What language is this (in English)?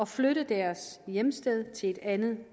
Danish